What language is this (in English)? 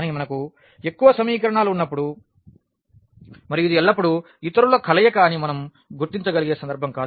Telugu